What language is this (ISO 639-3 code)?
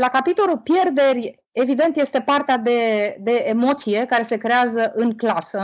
ron